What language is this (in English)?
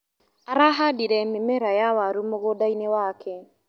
Kikuyu